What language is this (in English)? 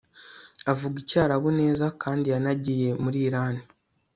Kinyarwanda